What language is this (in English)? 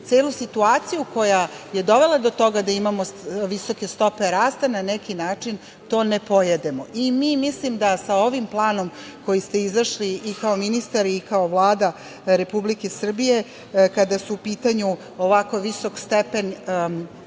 Serbian